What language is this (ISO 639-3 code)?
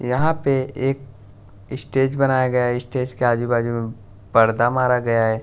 hin